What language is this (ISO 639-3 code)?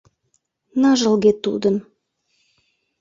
chm